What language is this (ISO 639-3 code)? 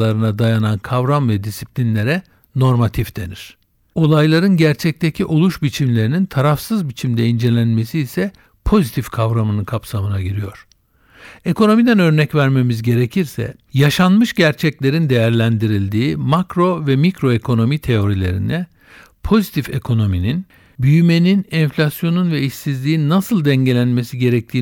tur